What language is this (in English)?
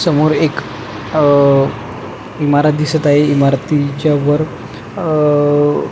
Marathi